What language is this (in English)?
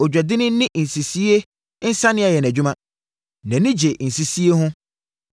Akan